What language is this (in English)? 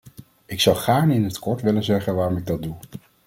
Dutch